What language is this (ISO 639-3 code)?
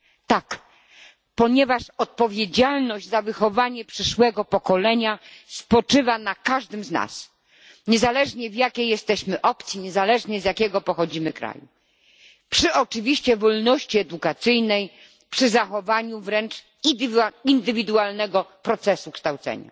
pol